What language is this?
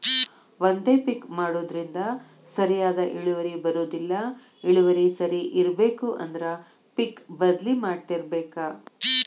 Kannada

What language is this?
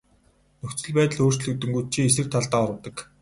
Mongolian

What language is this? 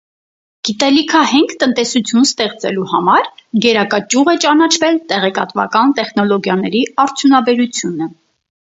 Armenian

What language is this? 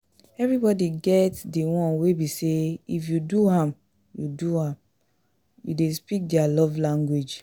Nigerian Pidgin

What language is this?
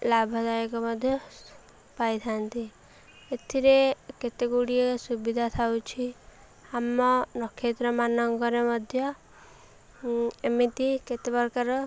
Odia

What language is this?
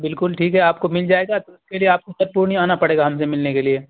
Urdu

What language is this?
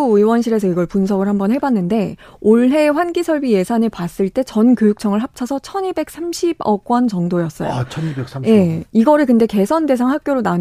Korean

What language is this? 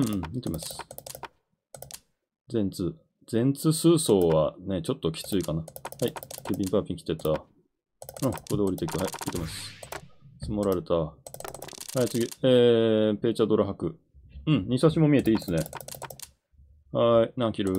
Japanese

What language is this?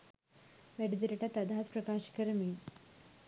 Sinhala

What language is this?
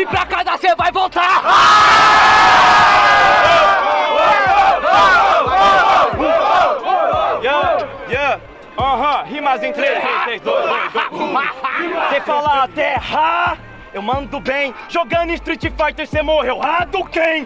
Portuguese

